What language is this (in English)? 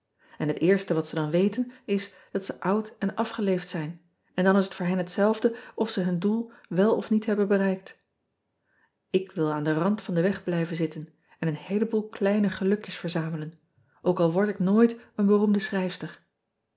Dutch